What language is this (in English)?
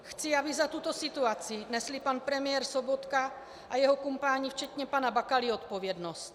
Czech